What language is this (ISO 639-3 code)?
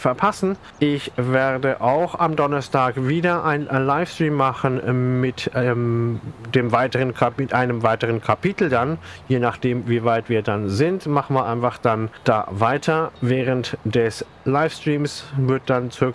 deu